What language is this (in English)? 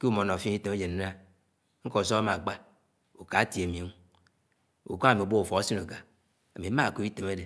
Anaang